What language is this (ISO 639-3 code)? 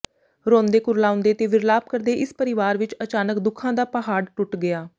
pan